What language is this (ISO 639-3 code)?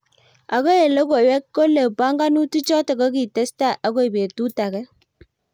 kln